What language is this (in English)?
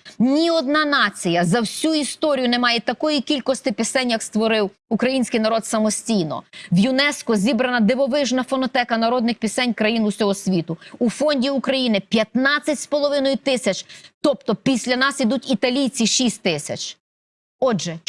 Ukrainian